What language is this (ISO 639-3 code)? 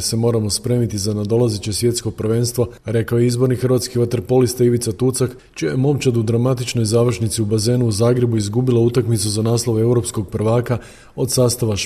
hrv